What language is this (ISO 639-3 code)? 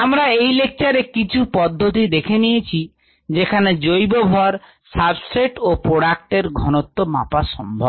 ben